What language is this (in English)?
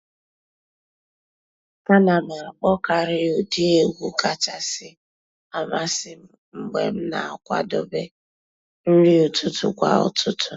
Igbo